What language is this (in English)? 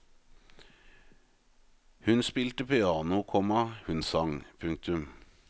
Norwegian